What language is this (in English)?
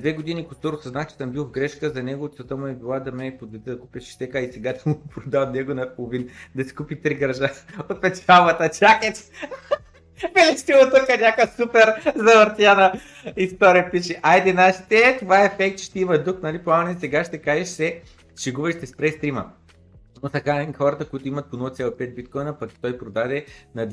Bulgarian